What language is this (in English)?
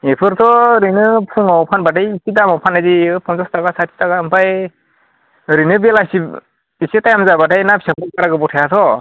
Bodo